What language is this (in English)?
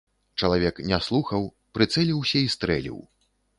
Belarusian